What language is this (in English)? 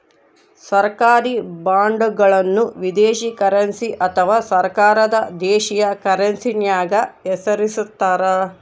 Kannada